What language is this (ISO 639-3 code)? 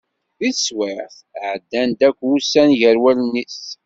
kab